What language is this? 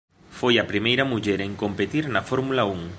Galician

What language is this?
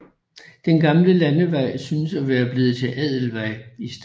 Danish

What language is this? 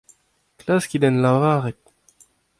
Breton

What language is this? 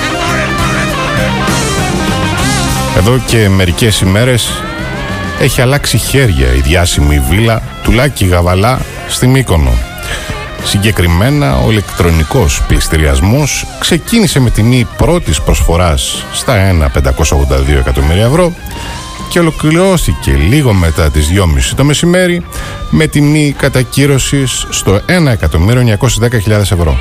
Greek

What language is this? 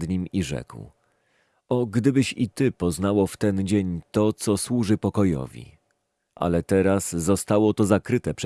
Polish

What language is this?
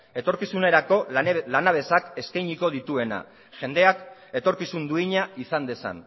Basque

